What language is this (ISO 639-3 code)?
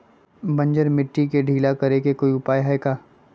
mag